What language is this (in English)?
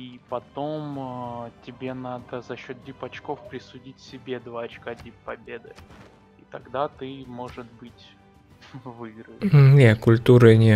Russian